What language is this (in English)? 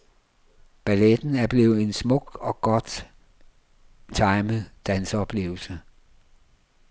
Danish